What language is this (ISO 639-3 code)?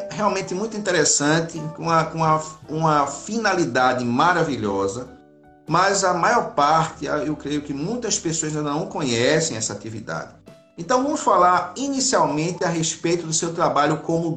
por